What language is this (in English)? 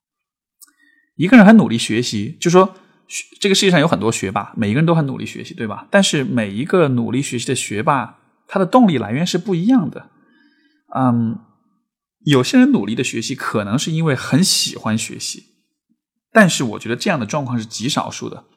Chinese